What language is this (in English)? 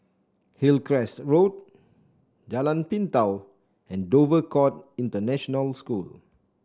English